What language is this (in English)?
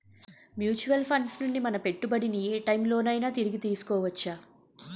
Telugu